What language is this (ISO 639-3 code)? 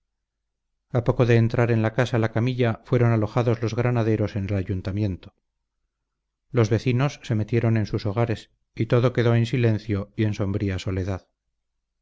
spa